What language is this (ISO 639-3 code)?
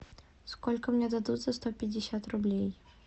rus